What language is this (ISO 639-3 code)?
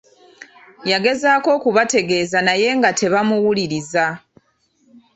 lug